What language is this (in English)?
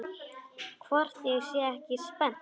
Icelandic